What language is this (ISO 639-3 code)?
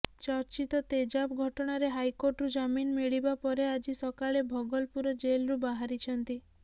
ori